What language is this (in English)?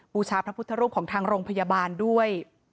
Thai